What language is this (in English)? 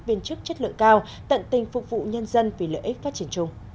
Vietnamese